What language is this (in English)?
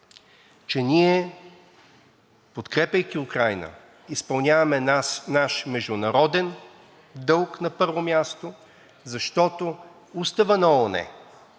Bulgarian